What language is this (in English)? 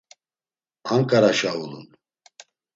Laz